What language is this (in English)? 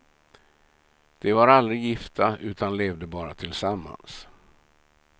Swedish